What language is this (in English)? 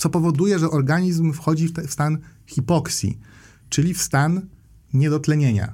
Polish